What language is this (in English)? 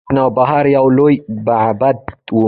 Pashto